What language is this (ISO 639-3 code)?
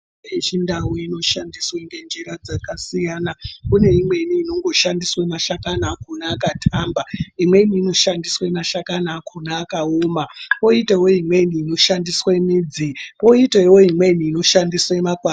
ndc